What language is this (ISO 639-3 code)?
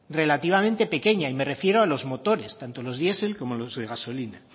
spa